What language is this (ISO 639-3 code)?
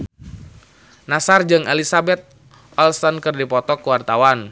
sun